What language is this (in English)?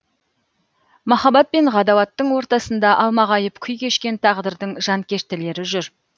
Kazakh